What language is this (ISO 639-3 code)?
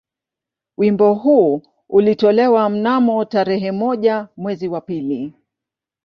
swa